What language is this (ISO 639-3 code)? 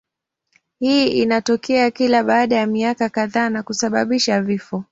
swa